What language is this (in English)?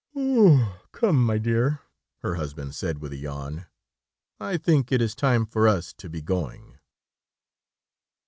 English